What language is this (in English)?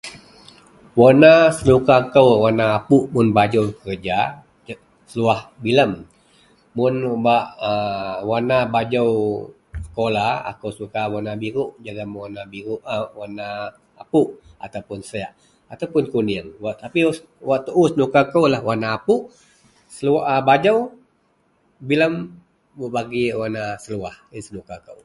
Central Melanau